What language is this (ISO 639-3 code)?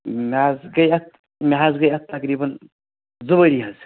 kas